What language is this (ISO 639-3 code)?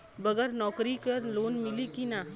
bho